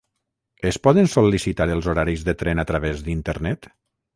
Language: Catalan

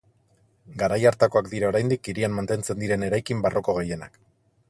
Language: Basque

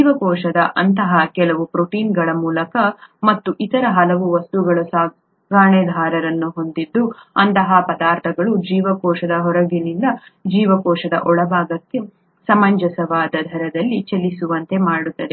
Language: Kannada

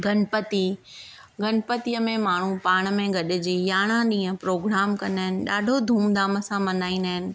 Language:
Sindhi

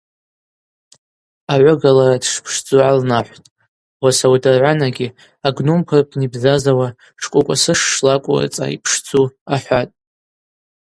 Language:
Abaza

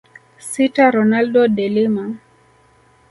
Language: Swahili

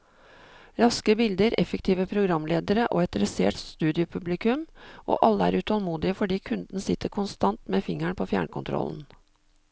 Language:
Norwegian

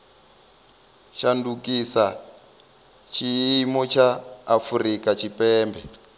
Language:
Venda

